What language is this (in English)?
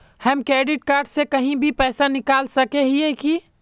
Magahi